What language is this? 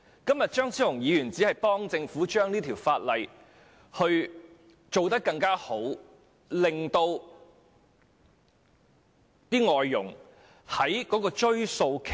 Cantonese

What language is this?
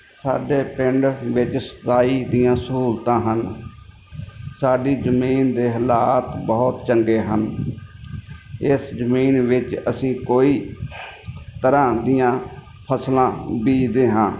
Punjabi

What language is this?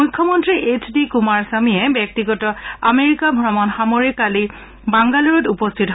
Assamese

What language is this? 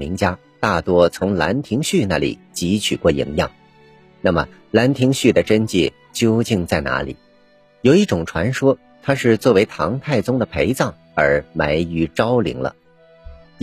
Chinese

